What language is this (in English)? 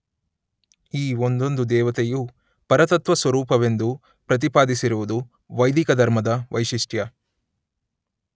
Kannada